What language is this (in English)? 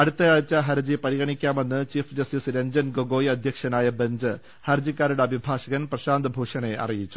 Malayalam